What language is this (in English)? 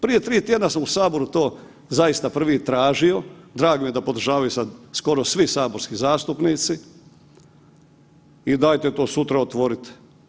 Croatian